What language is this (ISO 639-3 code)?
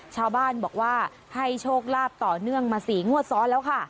tha